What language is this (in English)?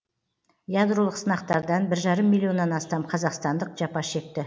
Kazakh